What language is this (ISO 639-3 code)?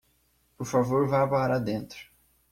por